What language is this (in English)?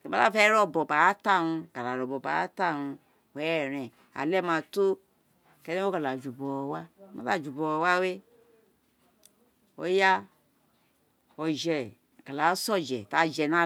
Isekiri